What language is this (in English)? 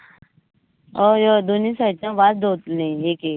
Konkani